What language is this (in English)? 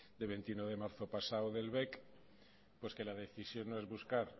Spanish